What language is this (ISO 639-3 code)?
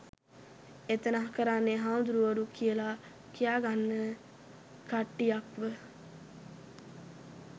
sin